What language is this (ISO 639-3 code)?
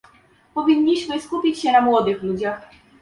pol